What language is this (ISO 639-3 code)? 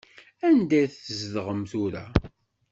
kab